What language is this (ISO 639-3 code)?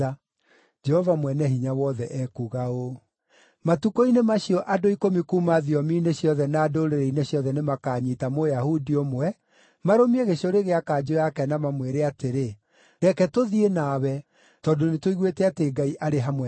kik